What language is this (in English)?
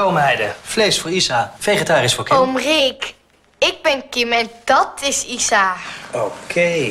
Dutch